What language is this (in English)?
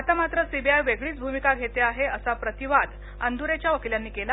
Marathi